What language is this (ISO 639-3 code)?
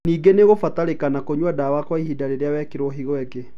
kik